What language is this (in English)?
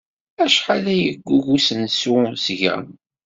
Kabyle